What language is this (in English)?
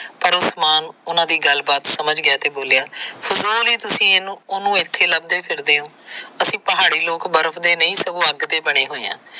Punjabi